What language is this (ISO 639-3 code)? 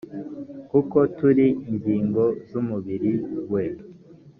kin